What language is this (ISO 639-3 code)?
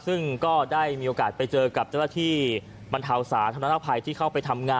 tha